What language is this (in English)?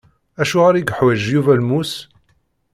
Kabyle